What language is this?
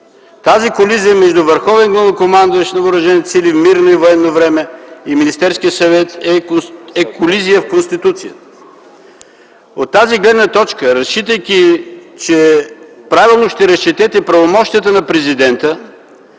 Bulgarian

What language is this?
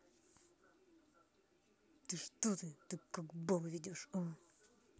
Russian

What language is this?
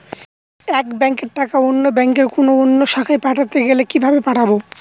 Bangla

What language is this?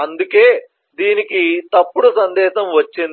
Telugu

